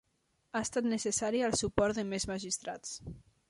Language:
Catalan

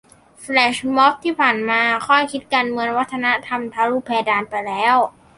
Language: Thai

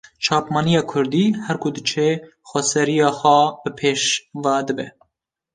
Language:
Kurdish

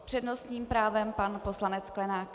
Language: Czech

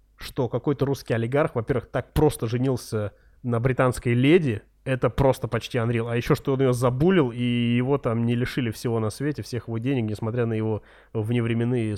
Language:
Russian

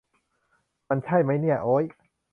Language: Thai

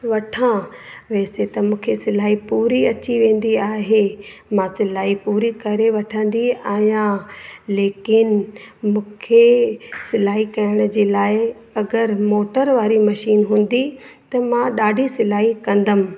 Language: Sindhi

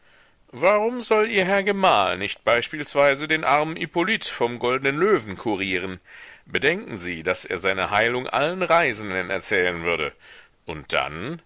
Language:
German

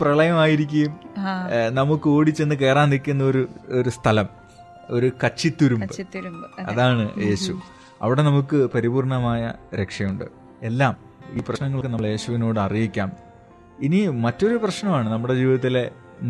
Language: Malayalam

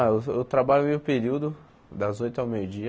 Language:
Portuguese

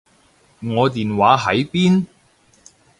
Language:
Cantonese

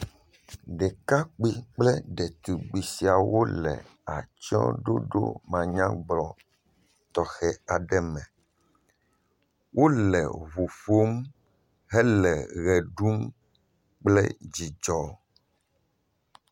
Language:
Ewe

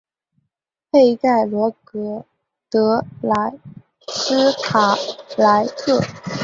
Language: Chinese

